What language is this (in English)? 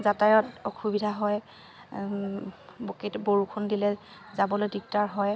Assamese